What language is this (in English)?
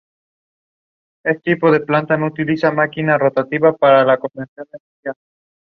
English